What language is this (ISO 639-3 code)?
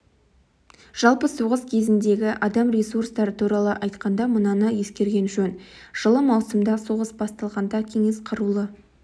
kaz